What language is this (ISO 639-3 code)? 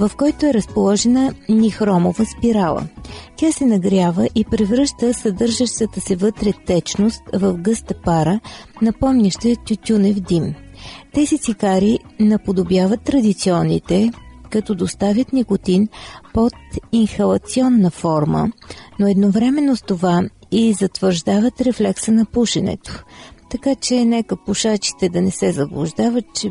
bul